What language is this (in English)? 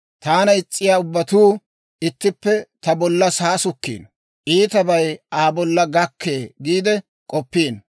Dawro